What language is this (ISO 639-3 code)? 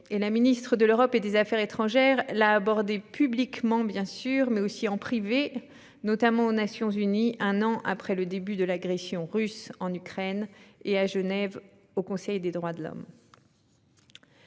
fra